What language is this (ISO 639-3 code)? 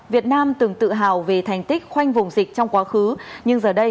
vie